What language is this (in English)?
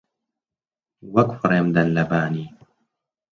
Central Kurdish